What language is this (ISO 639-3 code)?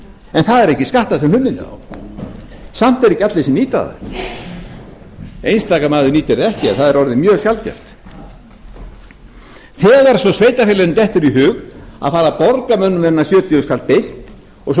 isl